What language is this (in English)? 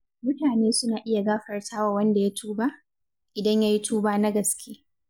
Hausa